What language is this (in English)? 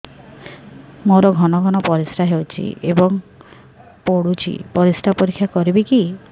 Odia